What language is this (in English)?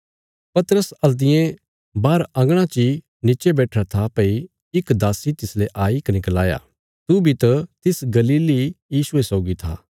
Bilaspuri